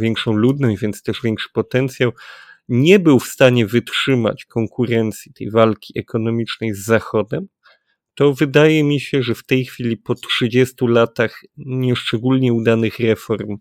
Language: Polish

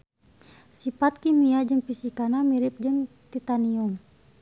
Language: Sundanese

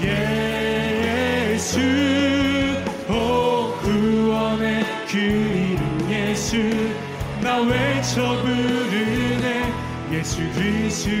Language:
Korean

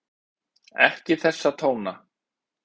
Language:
Icelandic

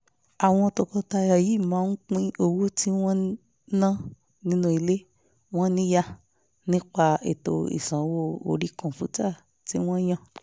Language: Yoruba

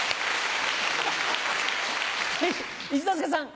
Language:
Japanese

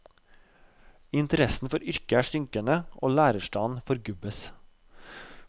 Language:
Norwegian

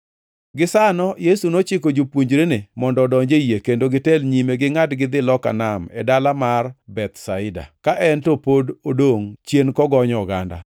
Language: Luo (Kenya and Tanzania)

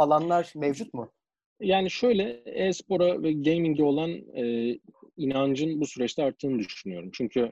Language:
Turkish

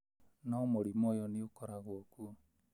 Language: Kikuyu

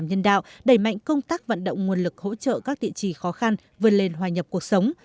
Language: Vietnamese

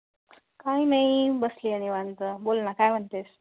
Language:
Marathi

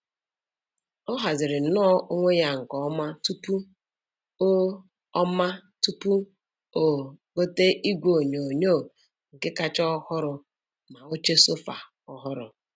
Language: Igbo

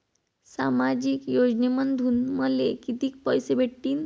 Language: Marathi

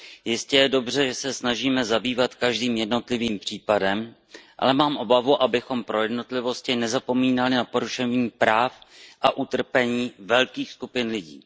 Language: Czech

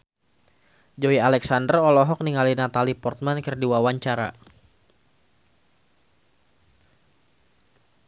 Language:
Sundanese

